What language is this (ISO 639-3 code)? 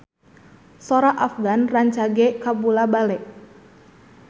sun